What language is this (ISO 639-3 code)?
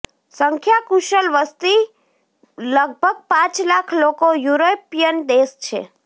guj